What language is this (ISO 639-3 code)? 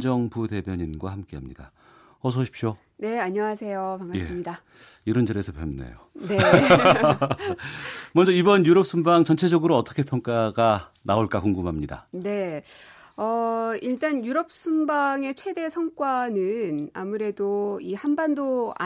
kor